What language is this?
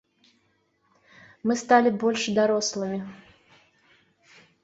Belarusian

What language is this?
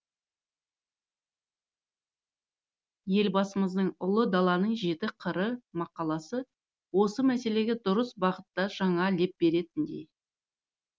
Kazakh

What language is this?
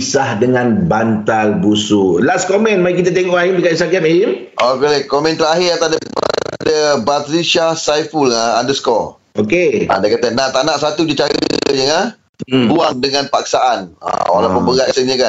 Malay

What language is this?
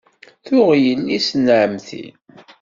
Kabyle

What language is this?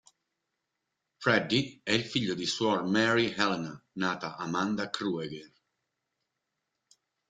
Italian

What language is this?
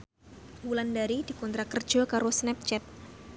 Javanese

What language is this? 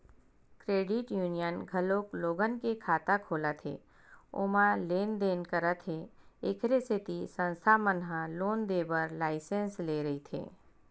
Chhattisgarhi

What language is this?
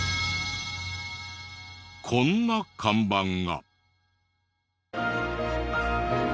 Japanese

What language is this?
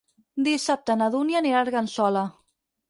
Catalan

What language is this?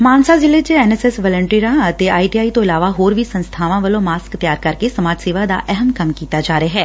Punjabi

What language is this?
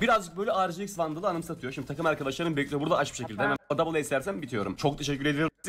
Turkish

